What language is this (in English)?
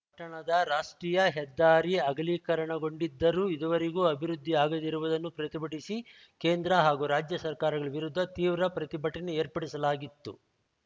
Kannada